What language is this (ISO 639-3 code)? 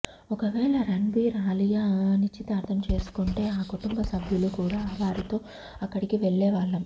tel